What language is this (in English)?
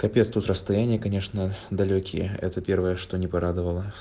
Russian